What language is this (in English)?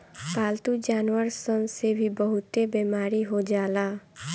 Bhojpuri